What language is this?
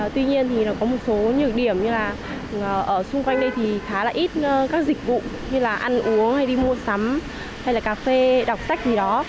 Vietnamese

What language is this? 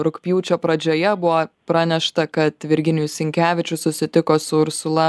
Lithuanian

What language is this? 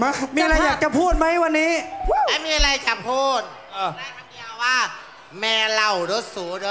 Thai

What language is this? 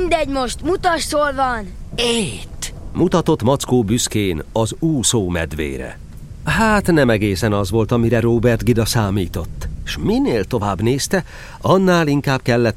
Hungarian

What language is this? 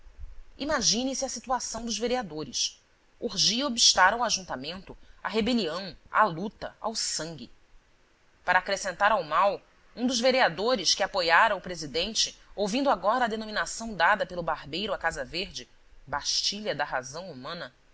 Portuguese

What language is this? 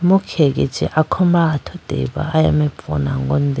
Idu-Mishmi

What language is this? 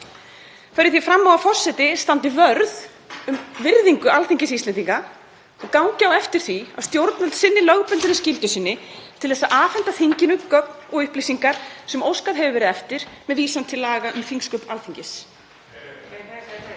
Icelandic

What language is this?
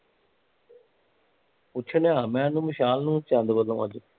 Punjabi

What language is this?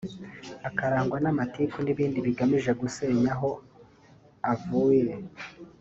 Kinyarwanda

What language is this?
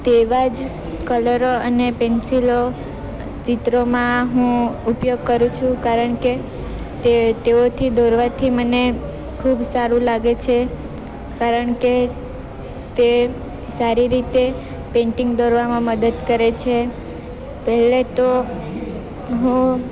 Gujarati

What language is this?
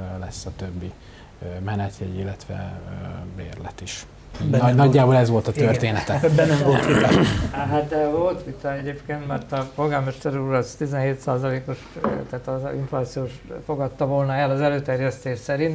Hungarian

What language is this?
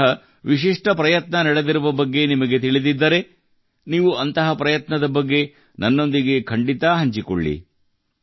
Kannada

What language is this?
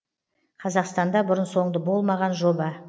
Kazakh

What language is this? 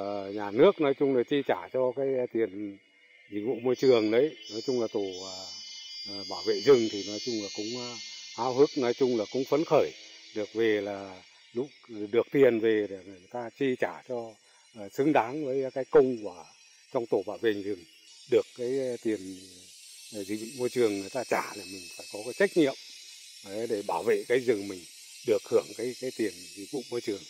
Vietnamese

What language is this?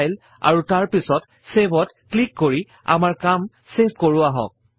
Assamese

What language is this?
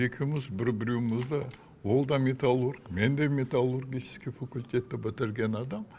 Kazakh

